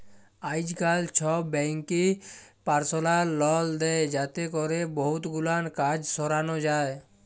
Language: Bangla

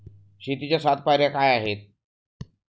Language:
Marathi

